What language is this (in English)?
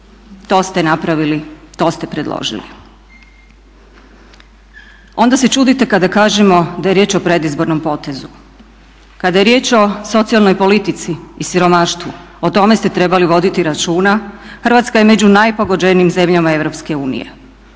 Croatian